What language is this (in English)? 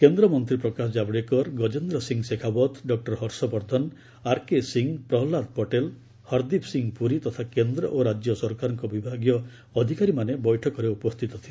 Odia